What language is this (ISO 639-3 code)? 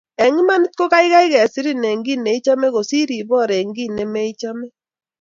kln